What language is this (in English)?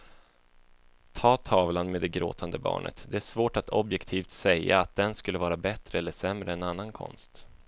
Swedish